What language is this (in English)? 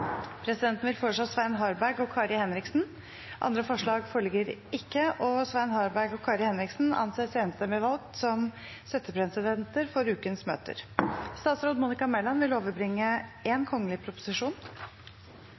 Norwegian Bokmål